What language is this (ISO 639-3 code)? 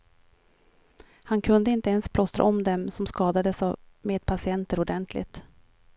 swe